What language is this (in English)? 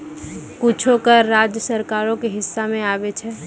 Maithili